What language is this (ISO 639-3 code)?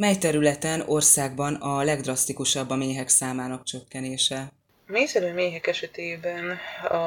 hun